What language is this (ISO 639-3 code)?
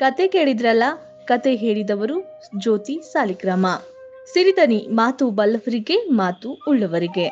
kan